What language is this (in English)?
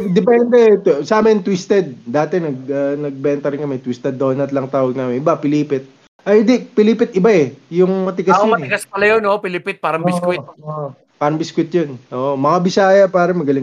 Filipino